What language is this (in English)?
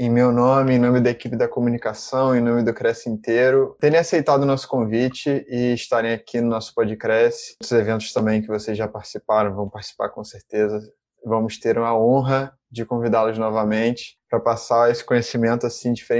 Portuguese